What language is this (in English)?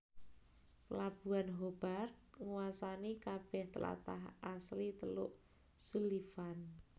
Javanese